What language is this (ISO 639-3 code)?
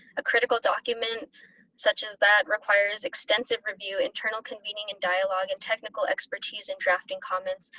eng